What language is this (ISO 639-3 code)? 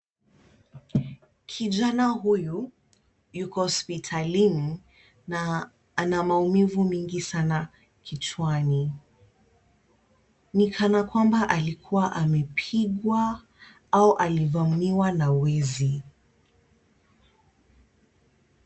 swa